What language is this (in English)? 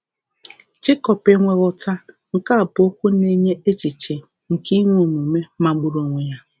Igbo